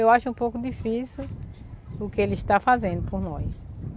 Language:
Portuguese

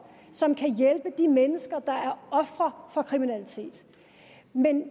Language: Danish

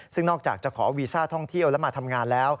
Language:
Thai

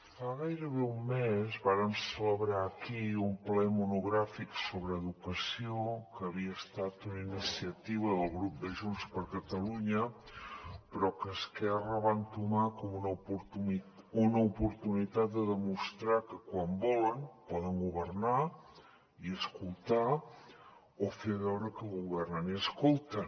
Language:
Catalan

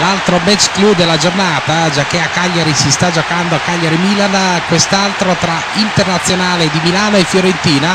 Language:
Italian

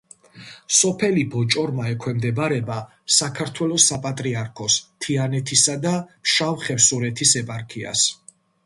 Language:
Georgian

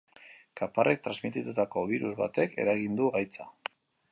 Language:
Basque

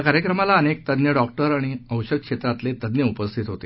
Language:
Marathi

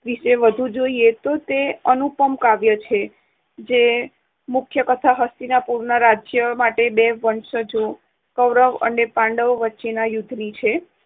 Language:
Gujarati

